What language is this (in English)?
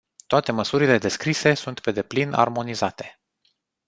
Romanian